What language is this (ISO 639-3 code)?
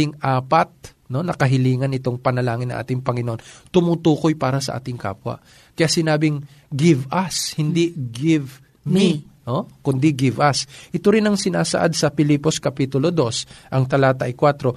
fil